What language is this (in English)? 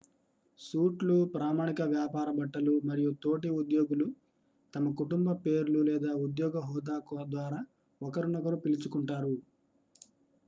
Telugu